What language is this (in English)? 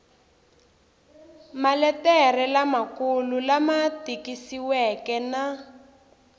Tsonga